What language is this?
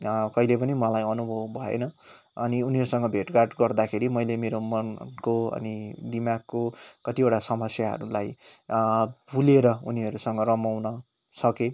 Nepali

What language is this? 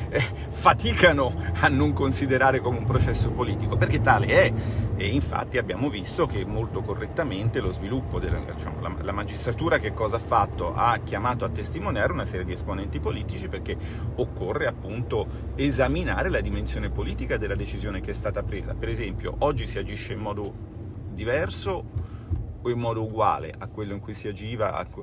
Italian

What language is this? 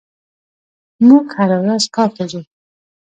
Pashto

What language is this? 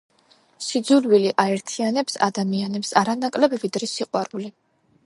Georgian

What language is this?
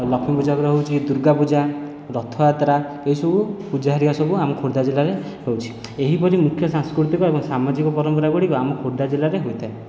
Odia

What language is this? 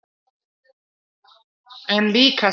Icelandic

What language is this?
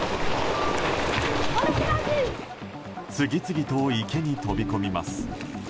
Japanese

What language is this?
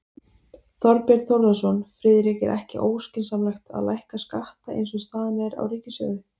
Icelandic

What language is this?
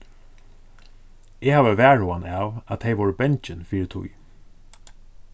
Faroese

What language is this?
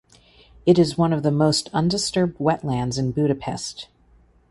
English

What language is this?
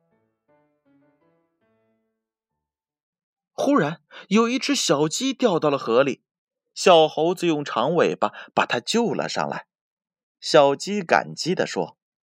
Chinese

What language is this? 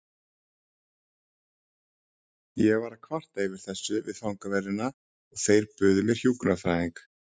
Icelandic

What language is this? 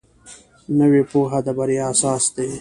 Pashto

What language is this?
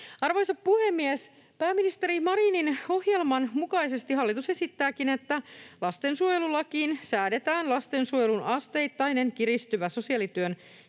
Finnish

